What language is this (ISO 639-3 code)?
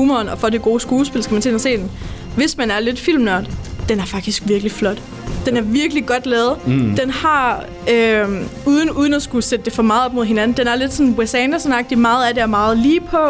dan